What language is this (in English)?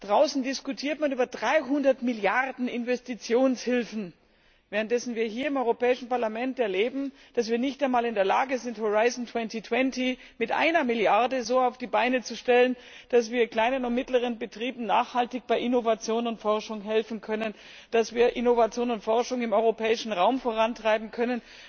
German